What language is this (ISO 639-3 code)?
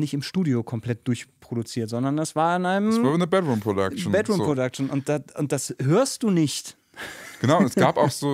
deu